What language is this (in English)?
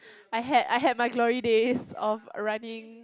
English